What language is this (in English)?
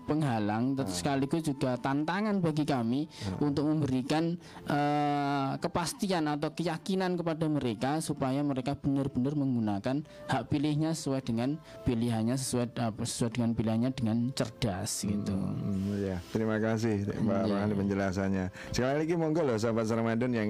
Indonesian